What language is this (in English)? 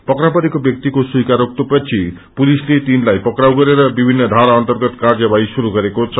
Nepali